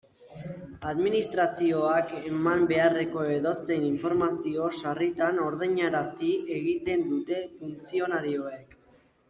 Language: Basque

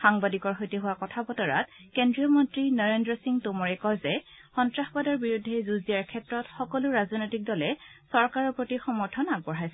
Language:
Assamese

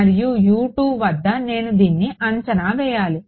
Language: Telugu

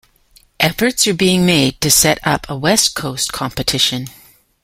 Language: English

